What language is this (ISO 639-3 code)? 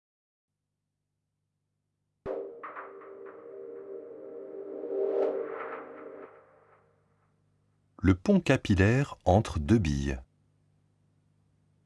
fra